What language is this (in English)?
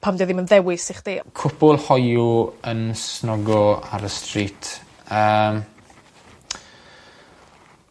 Welsh